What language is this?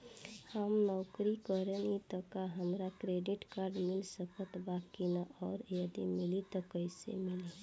Bhojpuri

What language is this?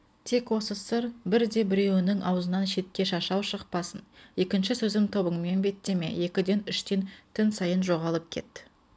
Kazakh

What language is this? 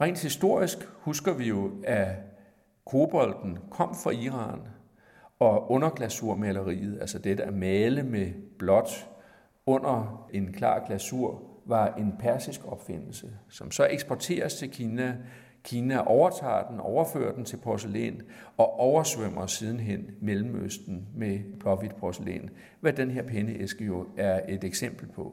Danish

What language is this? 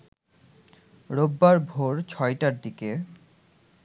Bangla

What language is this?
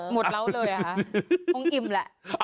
Thai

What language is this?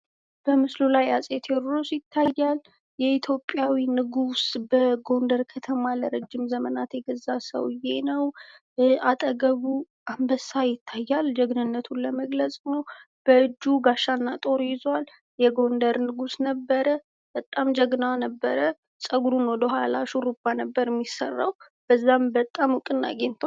Amharic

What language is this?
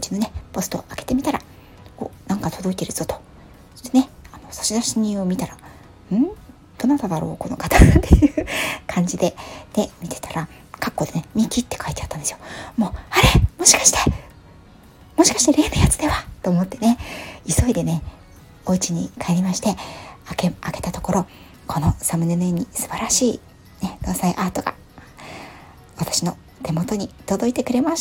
Japanese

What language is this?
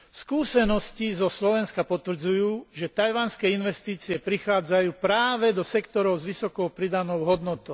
Slovak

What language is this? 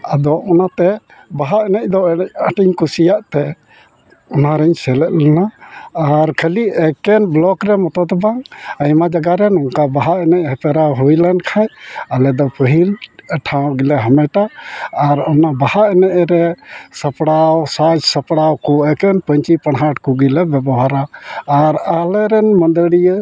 Santali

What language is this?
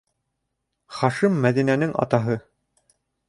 Bashkir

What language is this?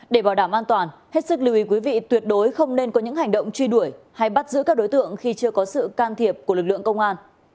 Vietnamese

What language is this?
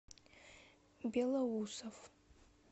Russian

